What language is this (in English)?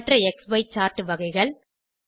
Tamil